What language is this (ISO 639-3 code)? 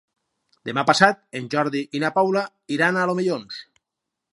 cat